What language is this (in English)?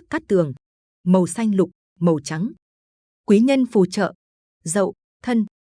Vietnamese